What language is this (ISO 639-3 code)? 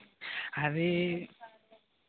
tel